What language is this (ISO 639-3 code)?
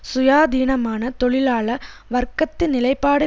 tam